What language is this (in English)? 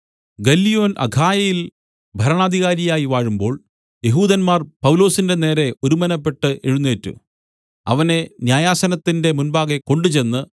Malayalam